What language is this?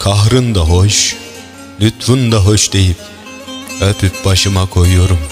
Turkish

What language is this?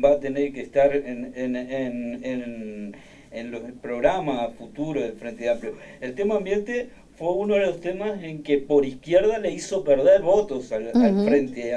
Spanish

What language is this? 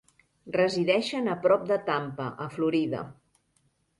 Catalan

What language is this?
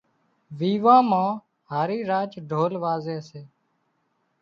Wadiyara Koli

